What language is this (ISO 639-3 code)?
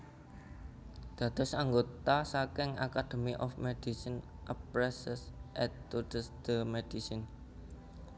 jav